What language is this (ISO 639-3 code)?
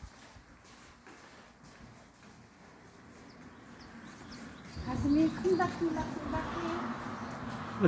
kor